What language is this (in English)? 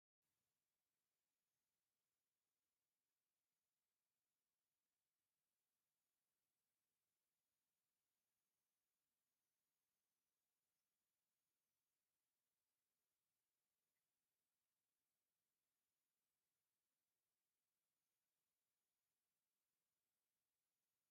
Tigrinya